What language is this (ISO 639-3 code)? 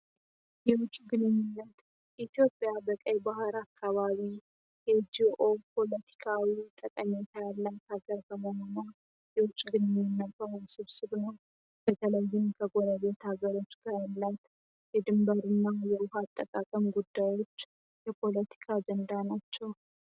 amh